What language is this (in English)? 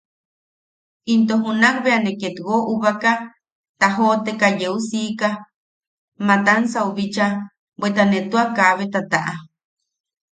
Yaqui